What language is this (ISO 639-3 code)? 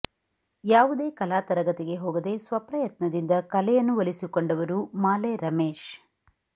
kan